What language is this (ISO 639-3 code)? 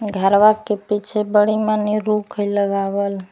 mag